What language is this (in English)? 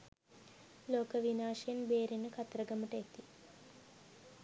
Sinhala